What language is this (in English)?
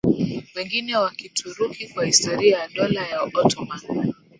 Swahili